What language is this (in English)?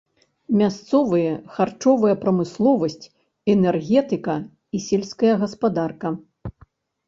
Belarusian